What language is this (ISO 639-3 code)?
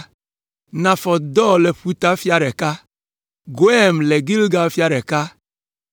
ewe